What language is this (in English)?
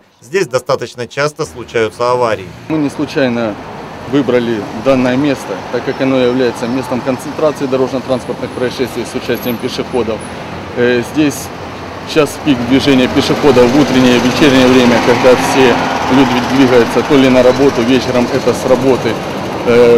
Russian